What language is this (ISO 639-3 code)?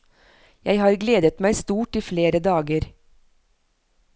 nor